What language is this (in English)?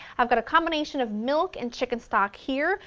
English